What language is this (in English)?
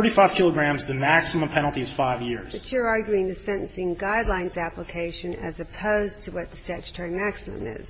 English